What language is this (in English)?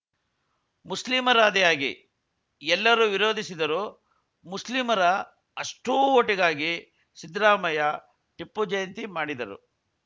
Kannada